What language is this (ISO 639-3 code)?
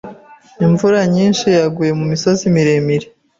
kin